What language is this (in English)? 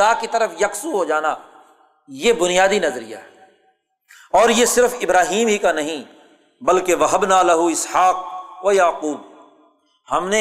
Urdu